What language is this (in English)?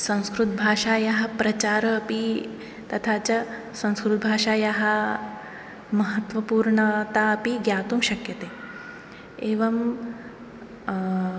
Sanskrit